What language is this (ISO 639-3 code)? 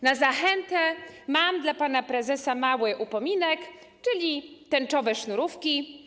pol